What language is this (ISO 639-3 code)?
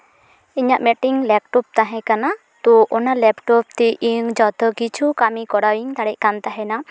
sat